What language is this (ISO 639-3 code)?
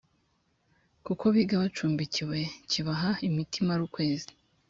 kin